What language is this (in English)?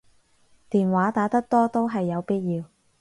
Cantonese